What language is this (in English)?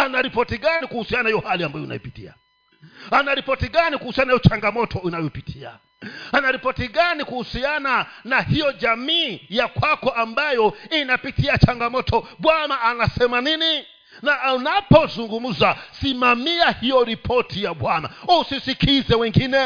Swahili